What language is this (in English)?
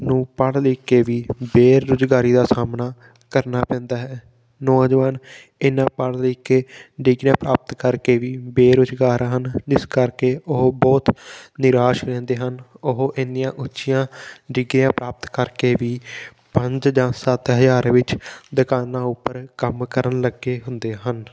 Punjabi